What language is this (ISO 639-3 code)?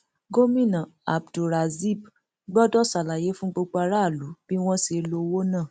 yor